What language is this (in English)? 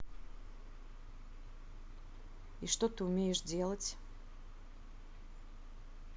Russian